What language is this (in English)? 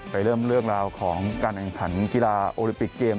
Thai